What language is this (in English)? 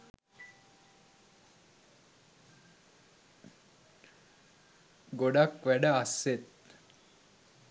Sinhala